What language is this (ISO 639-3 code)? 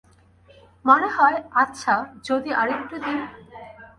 ben